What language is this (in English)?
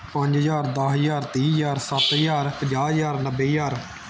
Punjabi